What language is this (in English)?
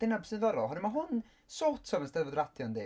Welsh